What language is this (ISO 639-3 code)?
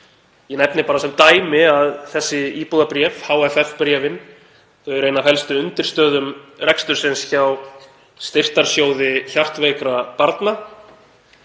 isl